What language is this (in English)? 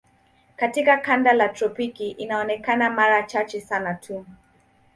Swahili